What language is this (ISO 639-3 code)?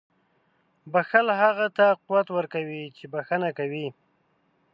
pus